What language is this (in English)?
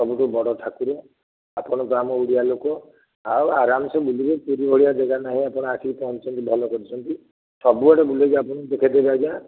Odia